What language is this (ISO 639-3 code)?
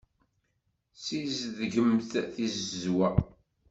kab